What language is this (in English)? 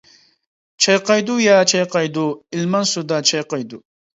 Uyghur